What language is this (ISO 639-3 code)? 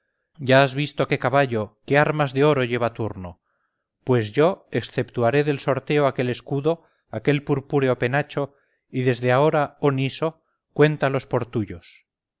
spa